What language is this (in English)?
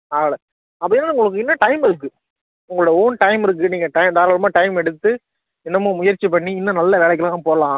Tamil